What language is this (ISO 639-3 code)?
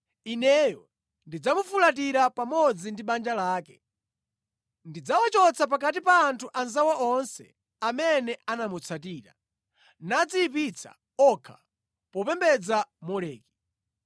nya